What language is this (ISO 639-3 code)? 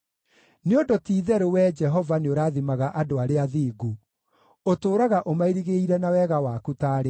kik